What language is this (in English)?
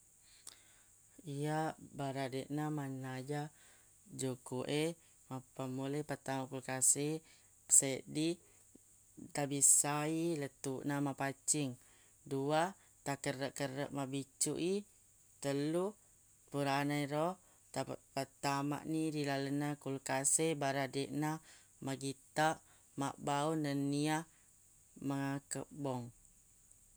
Buginese